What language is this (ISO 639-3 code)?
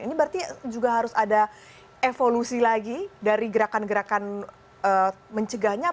ind